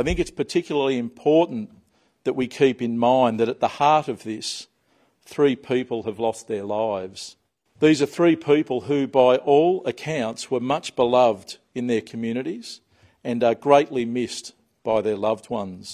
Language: Filipino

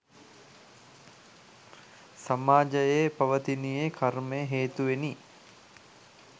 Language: Sinhala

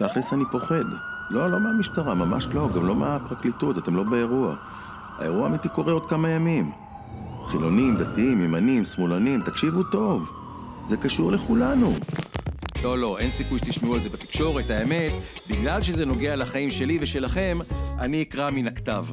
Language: Hebrew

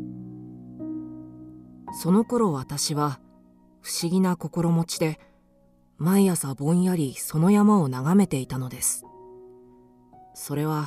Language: Japanese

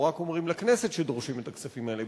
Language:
Hebrew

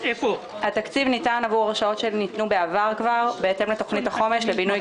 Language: Hebrew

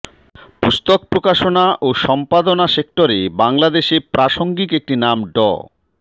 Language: Bangla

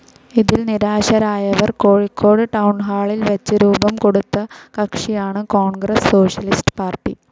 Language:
Malayalam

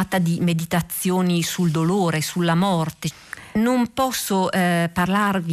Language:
Italian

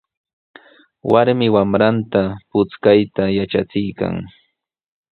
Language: Sihuas Ancash Quechua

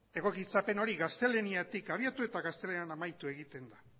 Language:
Basque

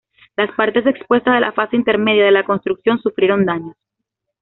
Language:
Spanish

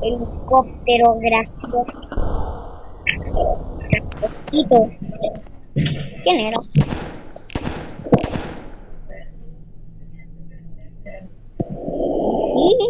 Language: Spanish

